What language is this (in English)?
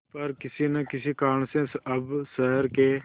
Hindi